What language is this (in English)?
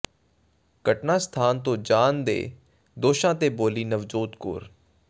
Punjabi